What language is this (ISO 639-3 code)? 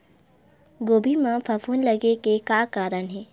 hne